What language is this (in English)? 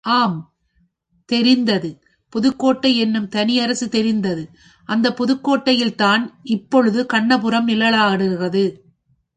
Tamil